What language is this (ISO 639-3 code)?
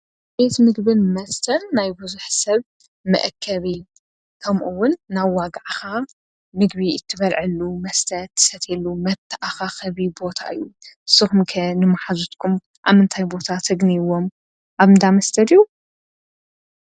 tir